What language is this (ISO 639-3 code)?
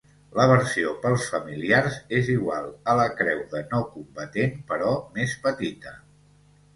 cat